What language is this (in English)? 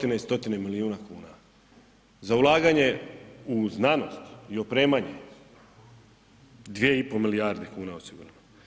Croatian